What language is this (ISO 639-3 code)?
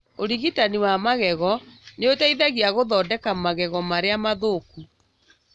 kik